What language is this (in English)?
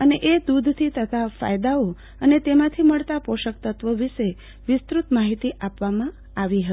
Gujarati